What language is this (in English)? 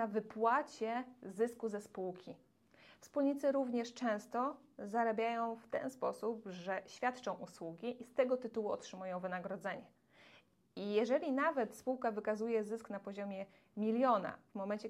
Polish